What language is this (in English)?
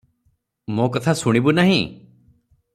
Odia